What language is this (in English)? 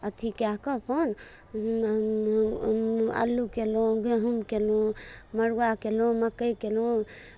Maithili